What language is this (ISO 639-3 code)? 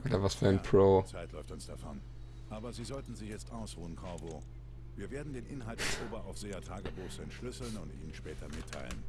deu